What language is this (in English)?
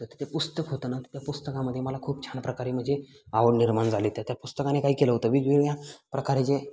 Marathi